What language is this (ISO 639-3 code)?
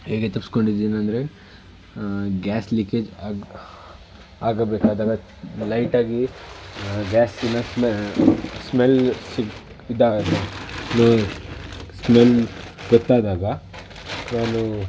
kan